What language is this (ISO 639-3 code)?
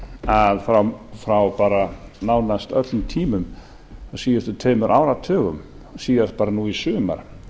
isl